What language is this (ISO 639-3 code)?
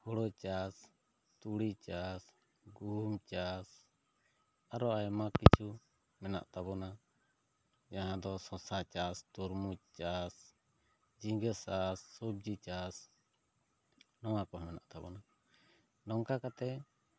sat